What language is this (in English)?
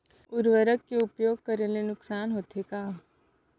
Chhattisgarhi